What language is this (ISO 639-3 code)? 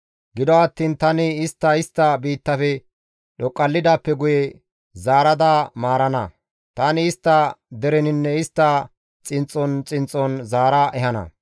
gmv